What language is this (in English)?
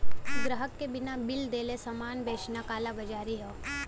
Bhojpuri